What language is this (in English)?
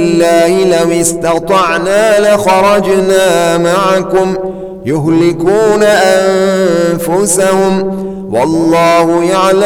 Arabic